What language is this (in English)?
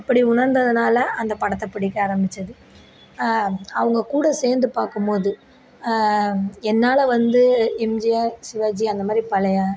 Tamil